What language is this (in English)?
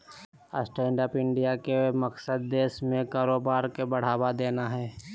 Magahi